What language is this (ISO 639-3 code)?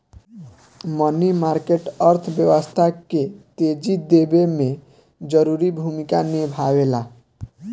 bho